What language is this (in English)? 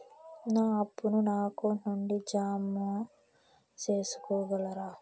Telugu